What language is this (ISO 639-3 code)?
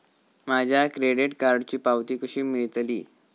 mar